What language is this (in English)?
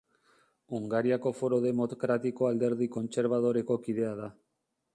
Basque